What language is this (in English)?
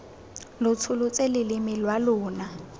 Tswana